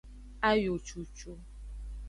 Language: Aja (Benin)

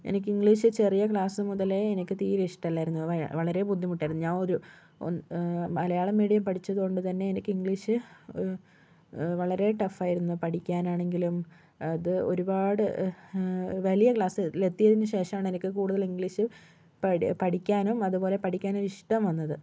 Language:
Malayalam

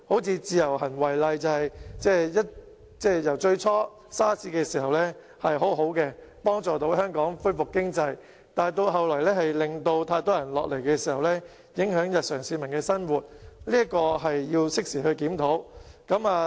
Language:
Cantonese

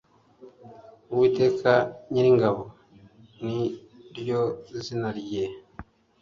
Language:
Kinyarwanda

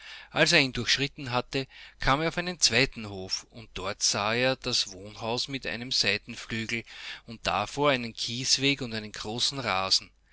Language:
German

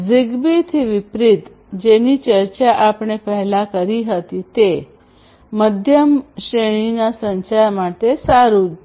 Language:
Gujarati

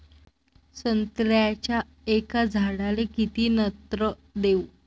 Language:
Marathi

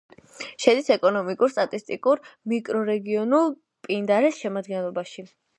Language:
Georgian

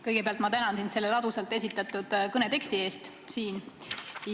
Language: Estonian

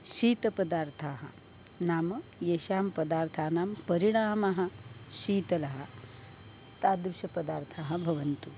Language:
Sanskrit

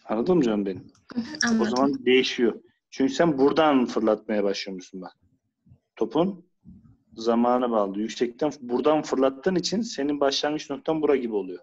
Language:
Turkish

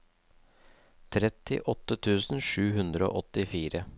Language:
Norwegian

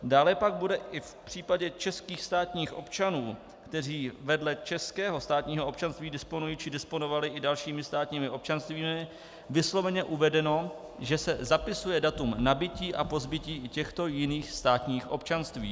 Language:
Czech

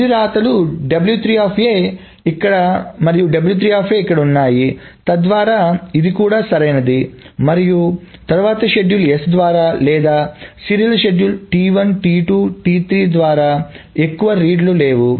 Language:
Telugu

